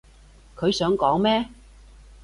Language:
Cantonese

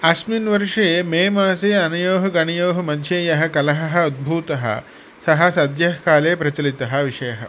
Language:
Sanskrit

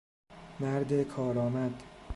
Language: Persian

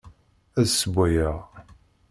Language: Kabyle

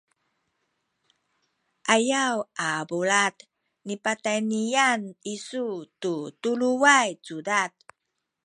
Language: Sakizaya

